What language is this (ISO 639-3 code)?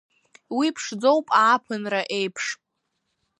abk